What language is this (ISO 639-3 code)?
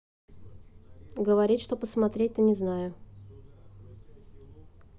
rus